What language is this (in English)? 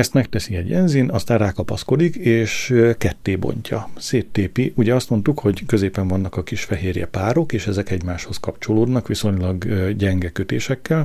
Hungarian